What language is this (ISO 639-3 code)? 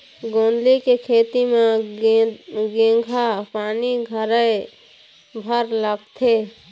hne